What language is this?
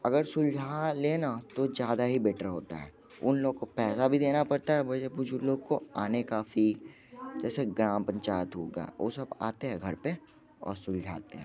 Hindi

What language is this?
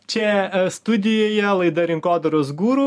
Lithuanian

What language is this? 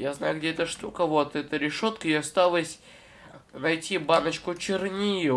Russian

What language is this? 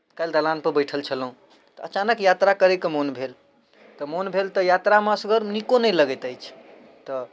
Maithili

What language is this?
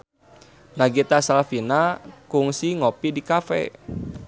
Sundanese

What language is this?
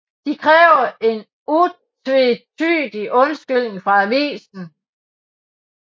Danish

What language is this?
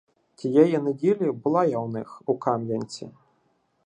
Ukrainian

